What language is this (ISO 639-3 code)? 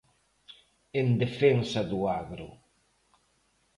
glg